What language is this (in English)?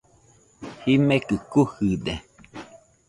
Nüpode Huitoto